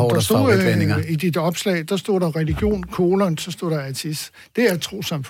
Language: Danish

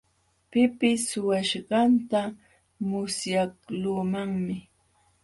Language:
Jauja Wanca Quechua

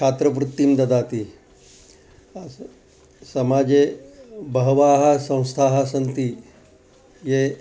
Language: Sanskrit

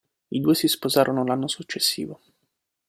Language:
Italian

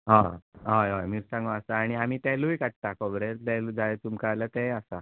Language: Konkani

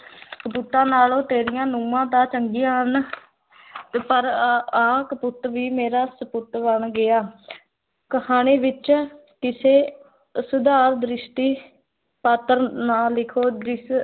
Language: Punjabi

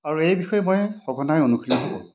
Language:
Assamese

